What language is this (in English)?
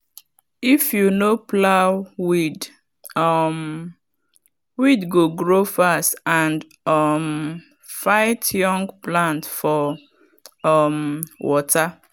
Nigerian Pidgin